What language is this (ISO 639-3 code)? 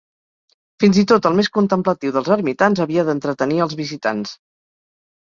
cat